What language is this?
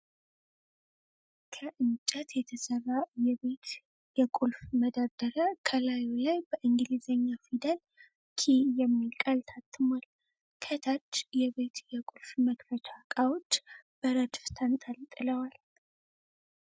Amharic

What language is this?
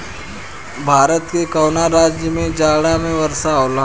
Bhojpuri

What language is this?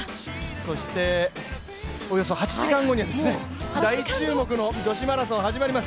Japanese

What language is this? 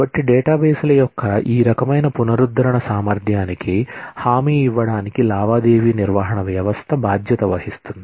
Telugu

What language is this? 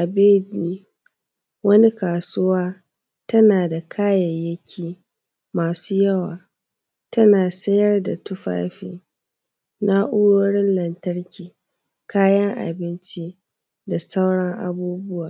Hausa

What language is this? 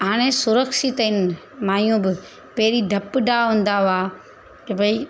Sindhi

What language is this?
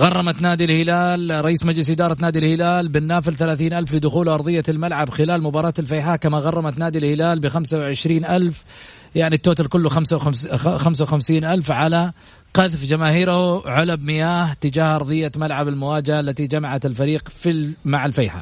Arabic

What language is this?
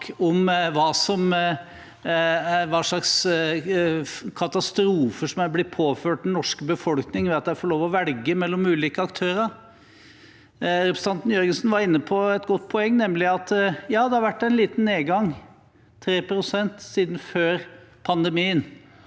Norwegian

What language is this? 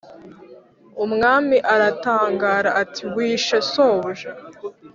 Kinyarwanda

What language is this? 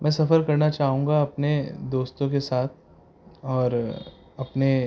Urdu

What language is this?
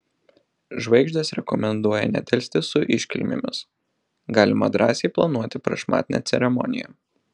Lithuanian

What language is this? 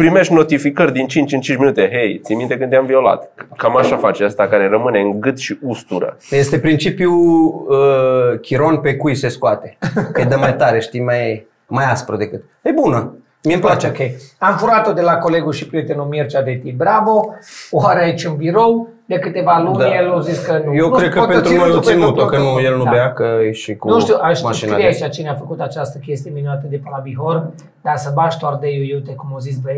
Romanian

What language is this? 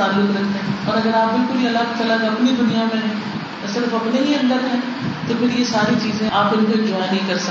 Urdu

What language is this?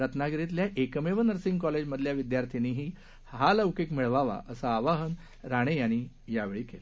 Marathi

